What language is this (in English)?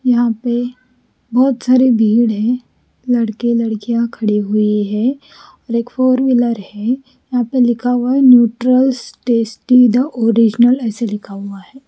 Hindi